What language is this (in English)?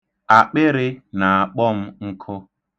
Igbo